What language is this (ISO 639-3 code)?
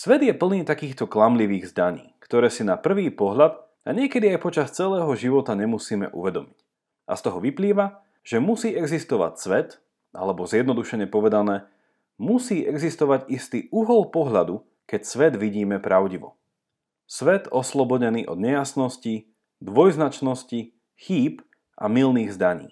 slk